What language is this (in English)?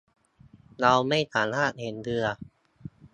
Thai